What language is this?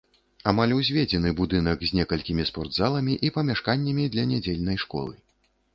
Belarusian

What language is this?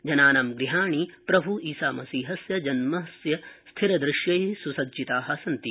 Sanskrit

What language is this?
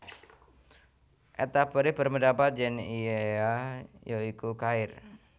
Javanese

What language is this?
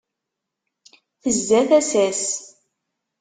Kabyle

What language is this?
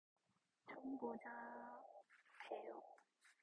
Korean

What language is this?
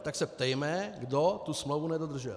Czech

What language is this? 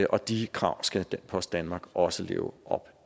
Danish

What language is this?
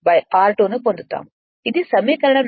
Telugu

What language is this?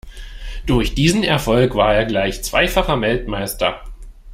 German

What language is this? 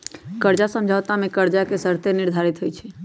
Magahi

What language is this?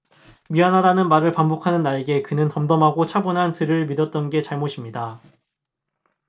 Korean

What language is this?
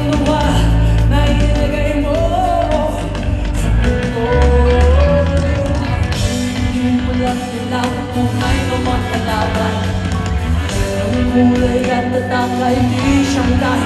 Romanian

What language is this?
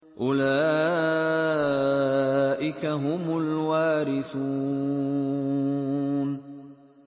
Arabic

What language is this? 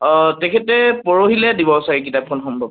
Assamese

